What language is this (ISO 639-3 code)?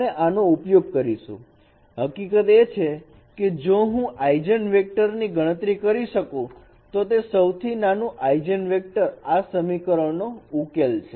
guj